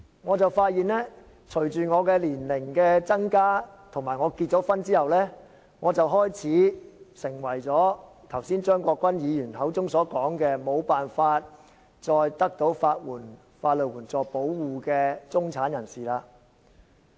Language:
Cantonese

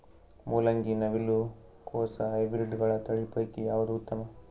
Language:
Kannada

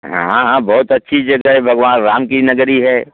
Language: Hindi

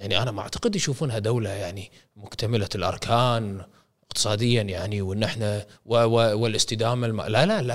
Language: Arabic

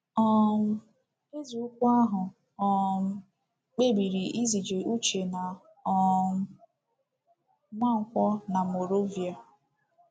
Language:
Igbo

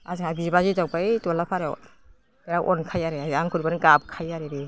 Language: Bodo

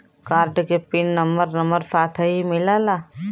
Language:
Bhojpuri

